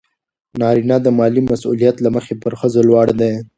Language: Pashto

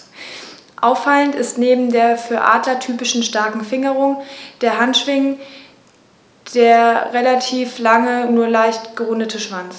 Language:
German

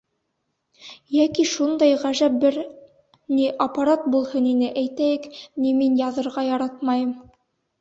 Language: Bashkir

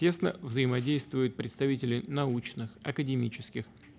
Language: Russian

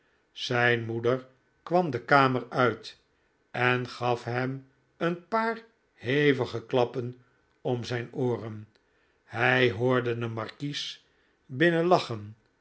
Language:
Dutch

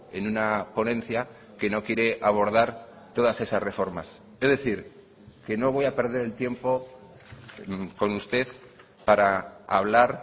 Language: Spanish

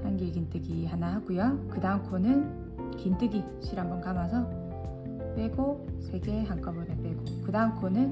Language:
Korean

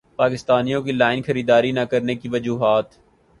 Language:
Urdu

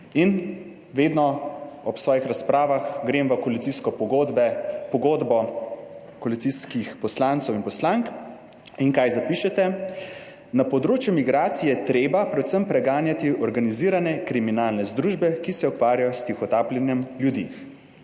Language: Slovenian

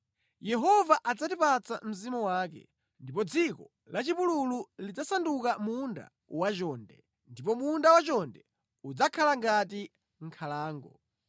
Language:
Nyanja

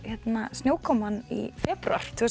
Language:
Icelandic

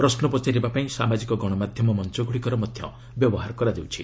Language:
Odia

